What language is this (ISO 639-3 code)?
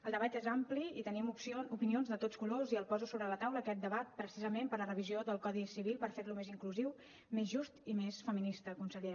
cat